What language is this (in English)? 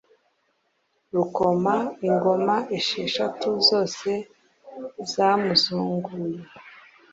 Kinyarwanda